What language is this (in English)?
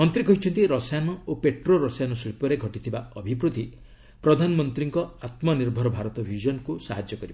Odia